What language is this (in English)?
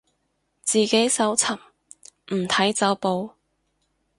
Cantonese